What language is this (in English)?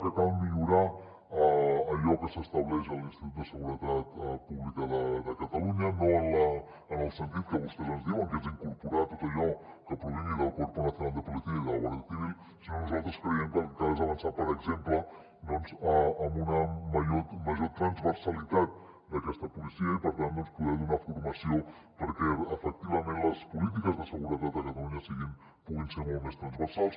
Catalan